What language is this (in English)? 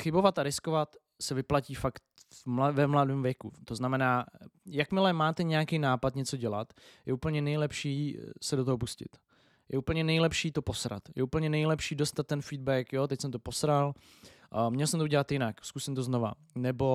Czech